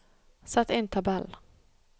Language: Norwegian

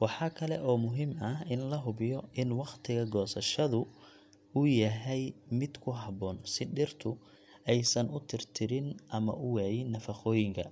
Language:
Somali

